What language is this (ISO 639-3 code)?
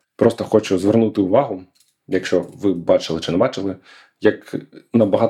ukr